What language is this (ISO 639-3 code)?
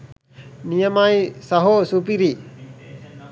sin